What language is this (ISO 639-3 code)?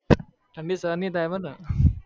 guj